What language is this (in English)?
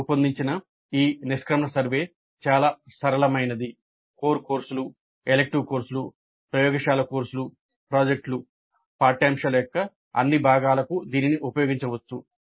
Telugu